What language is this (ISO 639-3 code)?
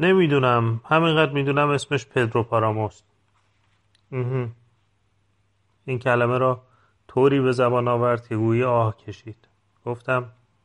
fas